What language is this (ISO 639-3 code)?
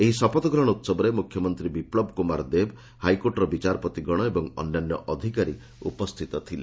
ori